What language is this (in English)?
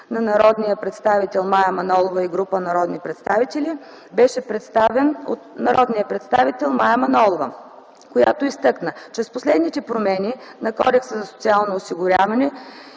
Bulgarian